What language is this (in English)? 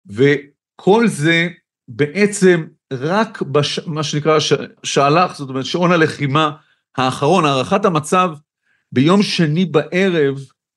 Hebrew